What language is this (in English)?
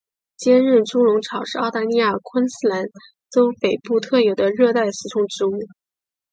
Chinese